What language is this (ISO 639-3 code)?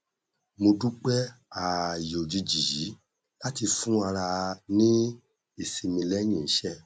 yor